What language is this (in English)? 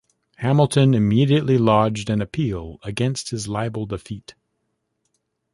English